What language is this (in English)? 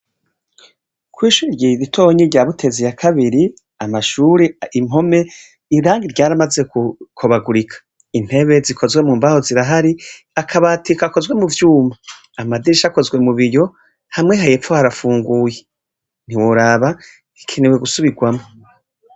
Rundi